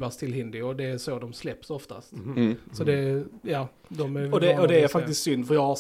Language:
Swedish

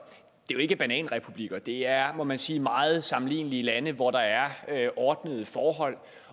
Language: Danish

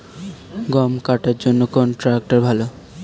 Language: Bangla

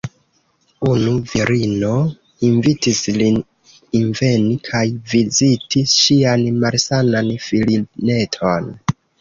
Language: Esperanto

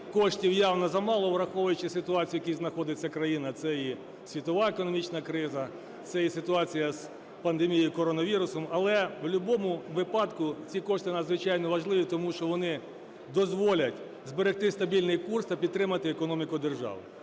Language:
Ukrainian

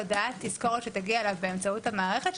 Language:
Hebrew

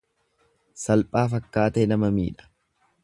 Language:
Oromo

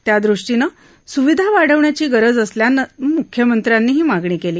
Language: Marathi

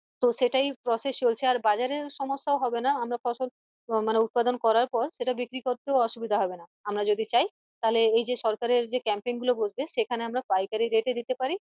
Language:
Bangla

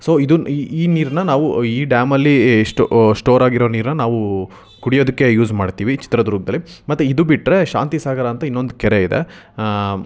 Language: Kannada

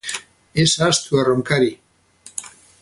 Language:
Basque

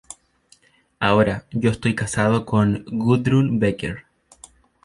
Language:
Spanish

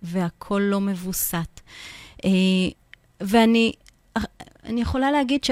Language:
Hebrew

